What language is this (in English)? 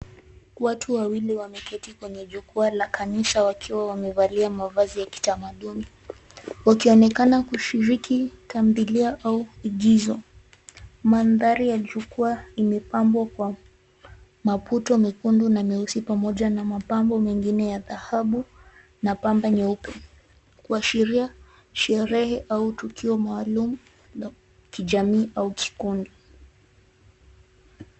Swahili